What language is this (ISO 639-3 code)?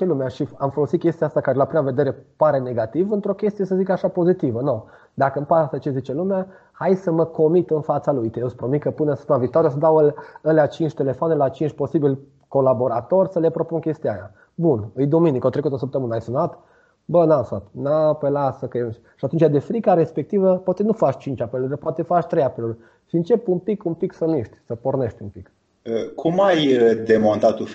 ron